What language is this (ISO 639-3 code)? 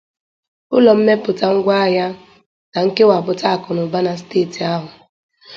ibo